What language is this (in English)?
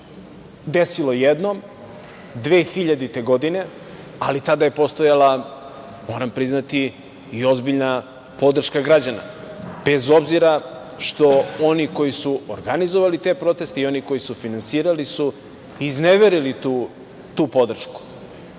Serbian